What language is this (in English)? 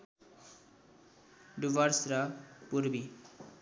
Nepali